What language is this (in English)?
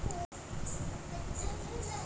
Bangla